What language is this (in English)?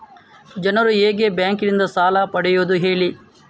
Kannada